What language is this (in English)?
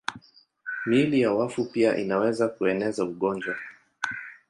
Swahili